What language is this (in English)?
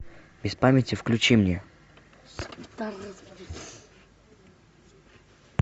Russian